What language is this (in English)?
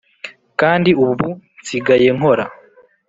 Kinyarwanda